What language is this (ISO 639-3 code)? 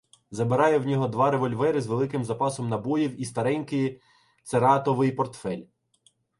ukr